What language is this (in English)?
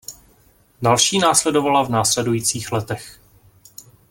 Czech